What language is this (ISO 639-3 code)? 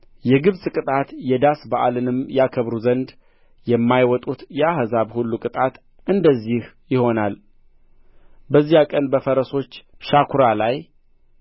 amh